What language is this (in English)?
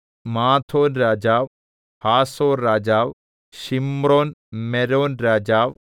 Malayalam